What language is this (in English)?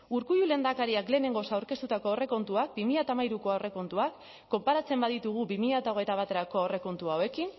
Basque